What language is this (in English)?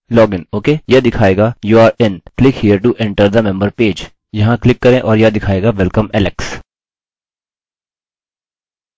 Hindi